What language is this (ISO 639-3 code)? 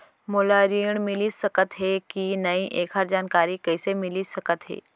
hne